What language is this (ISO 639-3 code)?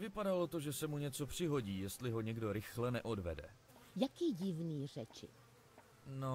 ces